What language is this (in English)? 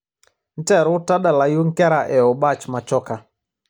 Masai